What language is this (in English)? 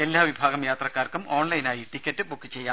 Malayalam